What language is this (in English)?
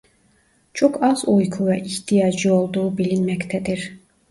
Turkish